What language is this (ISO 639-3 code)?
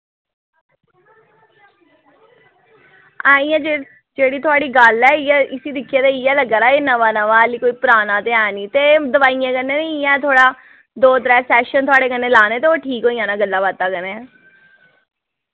doi